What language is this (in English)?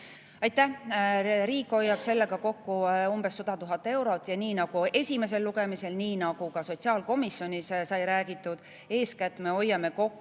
Estonian